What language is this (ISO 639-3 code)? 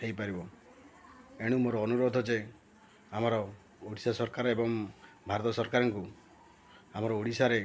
ori